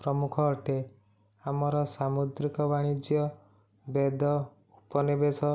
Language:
Odia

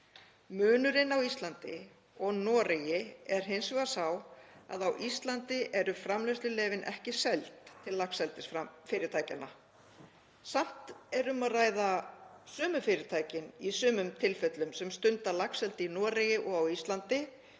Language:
Icelandic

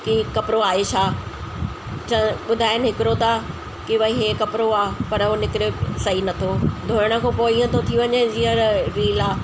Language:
Sindhi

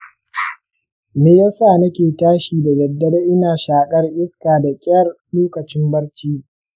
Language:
Hausa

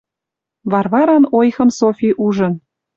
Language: Western Mari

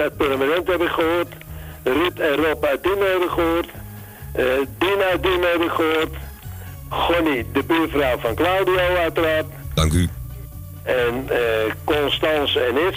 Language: Dutch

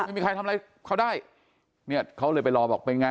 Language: Thai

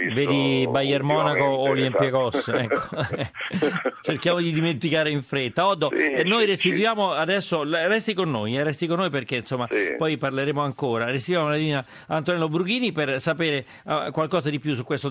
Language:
Italian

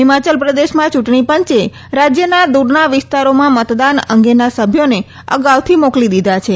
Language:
Gujarati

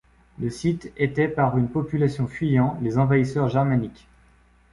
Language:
French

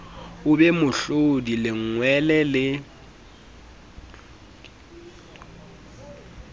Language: Southern Sotho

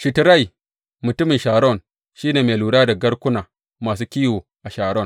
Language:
Hausa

